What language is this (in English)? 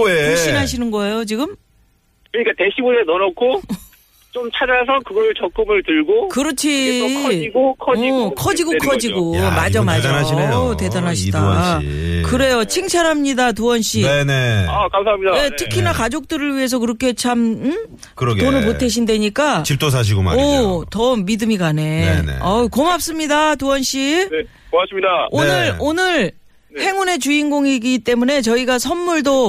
Korean